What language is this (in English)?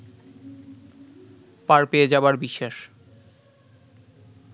Bangla